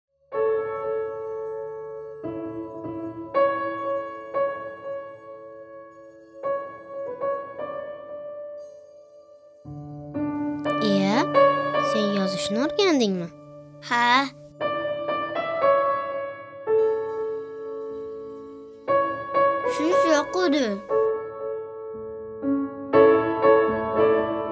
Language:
Turkish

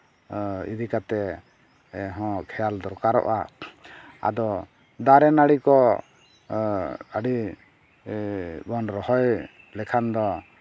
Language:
Santali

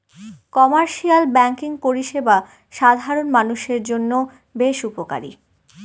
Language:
Bangla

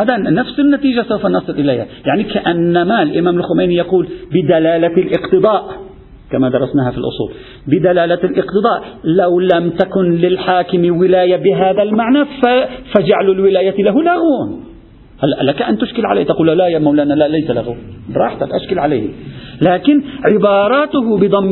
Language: Arabic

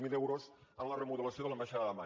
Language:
Catalan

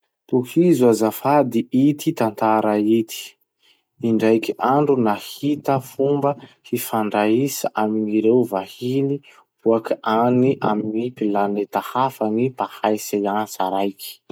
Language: Masikoro Malagasy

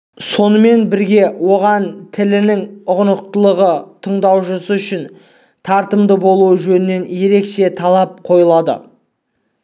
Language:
Kazakh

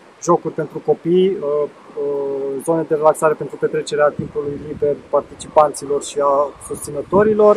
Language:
Romanian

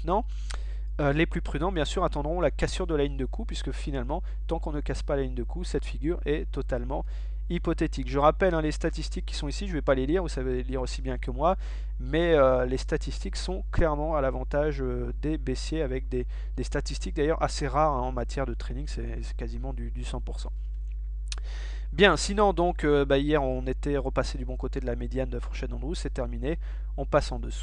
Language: French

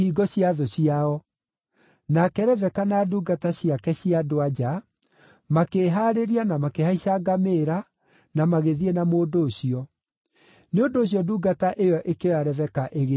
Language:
Kikuyu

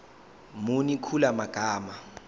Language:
Zulu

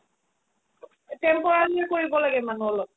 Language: Assamese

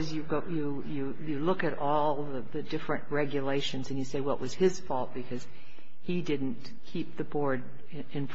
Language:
English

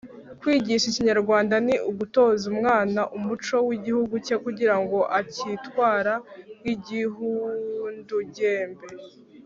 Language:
Kinyarwanda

